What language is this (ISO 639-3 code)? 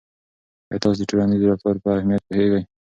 pus